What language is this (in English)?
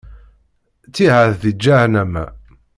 Kabyle